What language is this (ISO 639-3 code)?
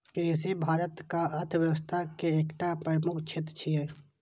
mai